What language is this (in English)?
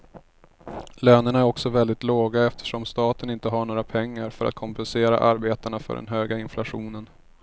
Swedish